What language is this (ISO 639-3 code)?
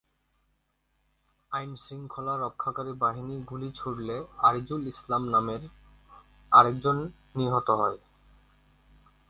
ben